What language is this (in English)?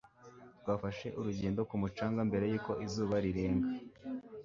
Kinyarwanda